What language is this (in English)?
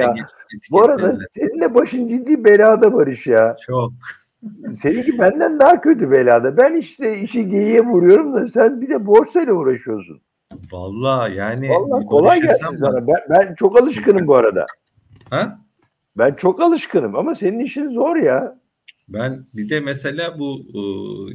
Turkish